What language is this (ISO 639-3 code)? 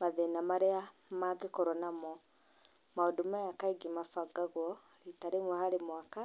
kik